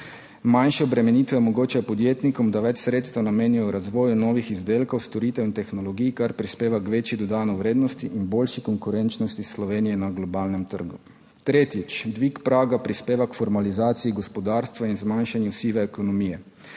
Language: Slovenian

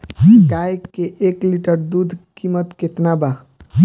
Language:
Bhojpuri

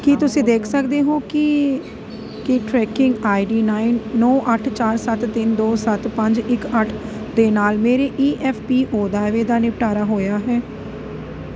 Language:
Punjabi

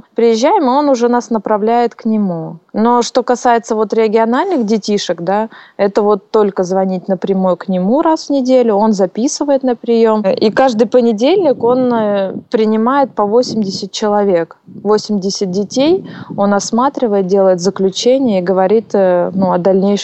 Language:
Russian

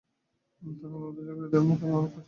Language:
Bangla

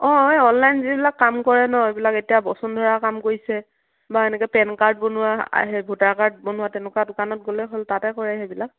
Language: Assamese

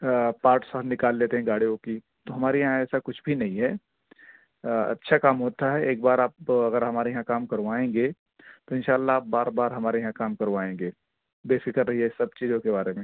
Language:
Urdu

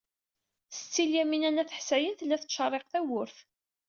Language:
Kabyle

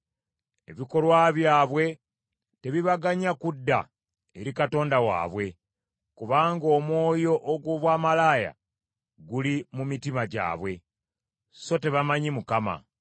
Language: Ganda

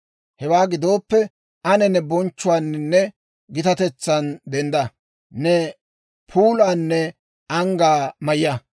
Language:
Dawro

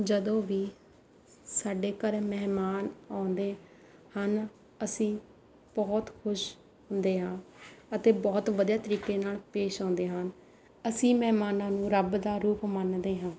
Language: Punjabi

